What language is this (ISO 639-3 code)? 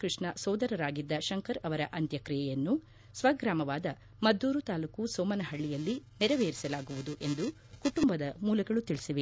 kan